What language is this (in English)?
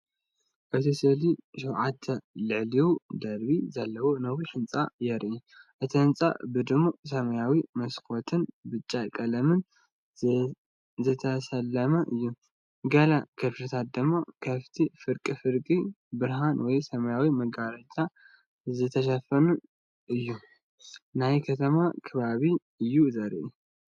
Tigrinya